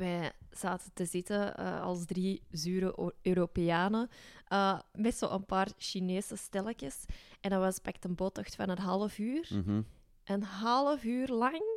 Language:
Dutch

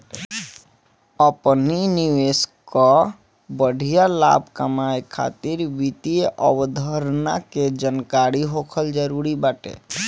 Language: Bhojpuri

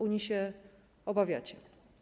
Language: Polish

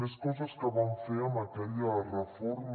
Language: Catalan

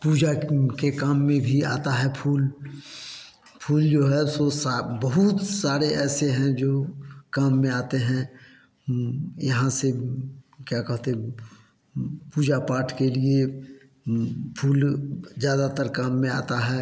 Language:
Hindi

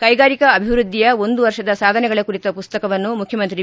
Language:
Kannada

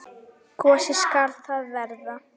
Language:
Icelandic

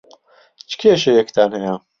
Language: Central Kurdish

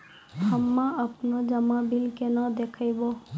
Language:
Maithili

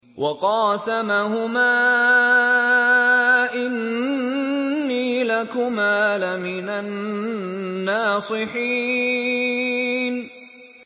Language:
Arabic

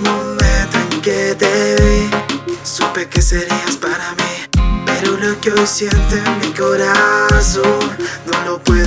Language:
Italian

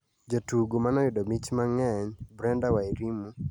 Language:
Luo (Kenya and Tanzania)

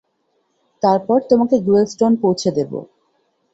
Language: Bangla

